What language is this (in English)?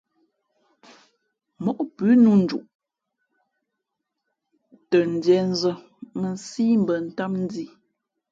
Fe'fe'